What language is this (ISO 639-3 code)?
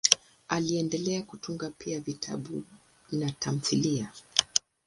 swa